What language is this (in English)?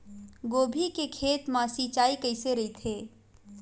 Chhattisgarhi